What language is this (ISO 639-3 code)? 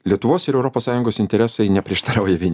lit